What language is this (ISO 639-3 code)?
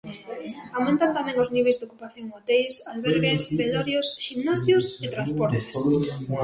glg